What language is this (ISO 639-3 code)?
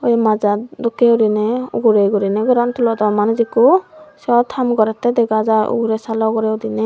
ccp